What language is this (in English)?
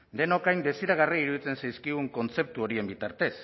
Basque